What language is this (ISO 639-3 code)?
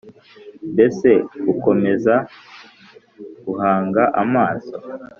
kin